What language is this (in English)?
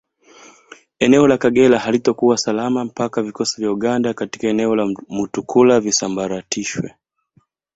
Swahili